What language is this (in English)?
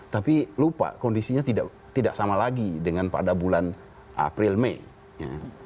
Indonesian